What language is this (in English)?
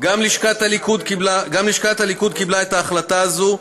Hebrew